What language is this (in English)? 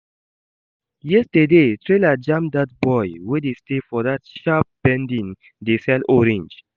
Nigerian Pidgin